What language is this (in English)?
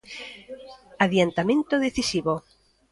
Galician